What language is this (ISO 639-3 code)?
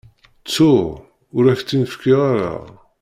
kab